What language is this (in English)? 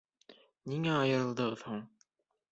Bashkir